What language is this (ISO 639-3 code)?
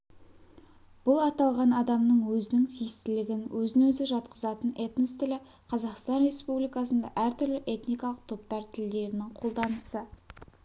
kaz